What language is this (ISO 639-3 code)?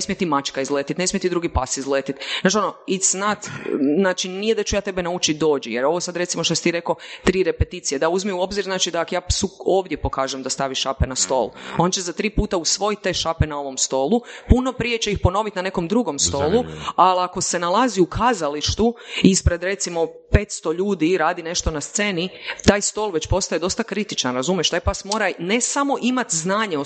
hrv